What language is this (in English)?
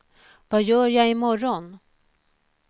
Swedish